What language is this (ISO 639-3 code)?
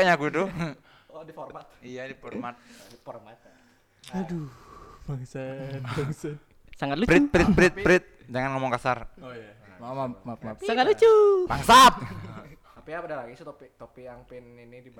ind